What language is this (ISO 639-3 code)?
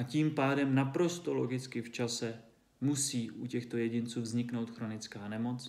ces